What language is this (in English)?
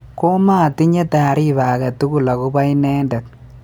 Kalenjin